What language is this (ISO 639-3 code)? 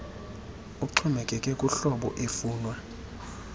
xho